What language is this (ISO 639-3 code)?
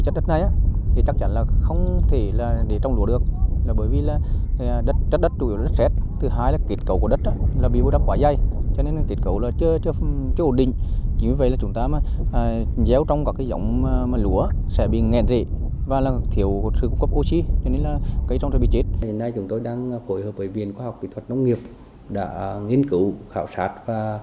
vie